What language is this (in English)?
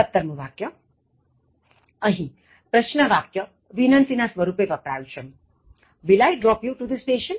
Gujarati